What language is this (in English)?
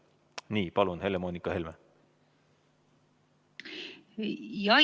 Estonian